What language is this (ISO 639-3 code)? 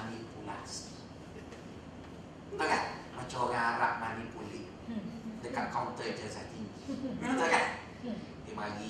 msa